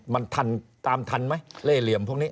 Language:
Thai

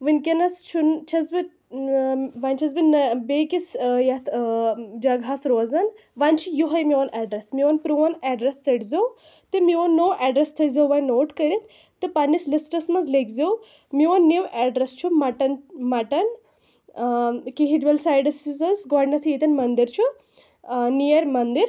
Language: Kashmiri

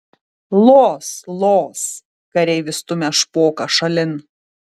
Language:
Lithuanian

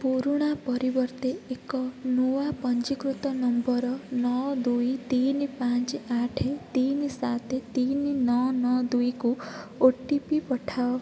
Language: Odia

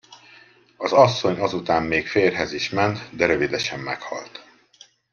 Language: Hungarian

